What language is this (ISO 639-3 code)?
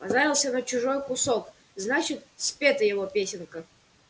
rus